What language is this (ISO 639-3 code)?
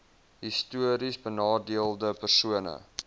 afr